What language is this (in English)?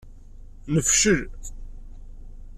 Kabyle